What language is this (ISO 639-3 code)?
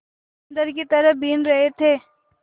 hin